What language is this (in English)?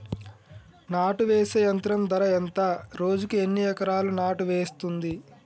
Telugu